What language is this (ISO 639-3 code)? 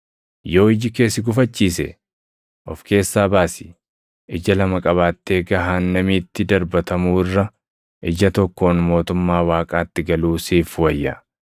orm